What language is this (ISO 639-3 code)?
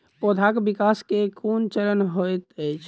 mai